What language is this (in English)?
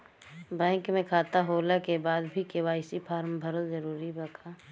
Bhojpuri